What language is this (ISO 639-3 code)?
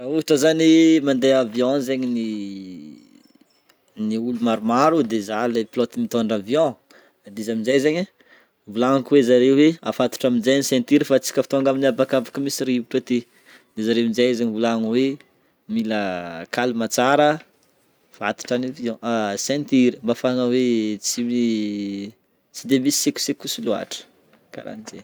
bmm